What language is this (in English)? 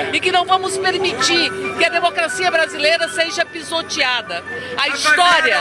Portuguese